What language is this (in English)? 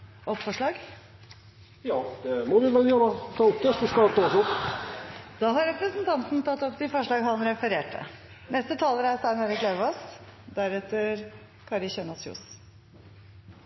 Norwegian Nynorsk